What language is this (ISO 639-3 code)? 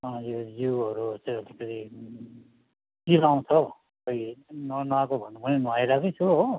nep